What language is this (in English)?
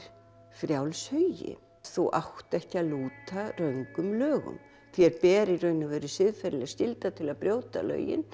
Icelandic